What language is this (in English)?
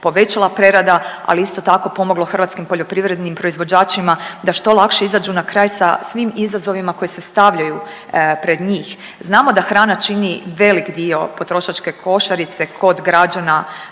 Croatian